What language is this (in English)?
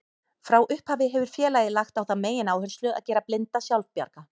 Icelandic